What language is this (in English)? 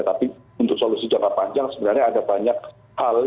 Indonesian